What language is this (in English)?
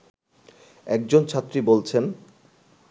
Bangla